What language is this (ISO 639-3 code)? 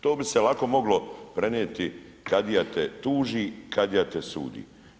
hrv